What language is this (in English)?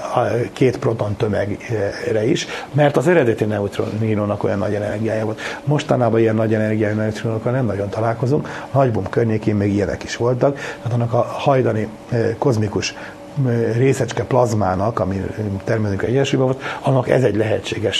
Hungarian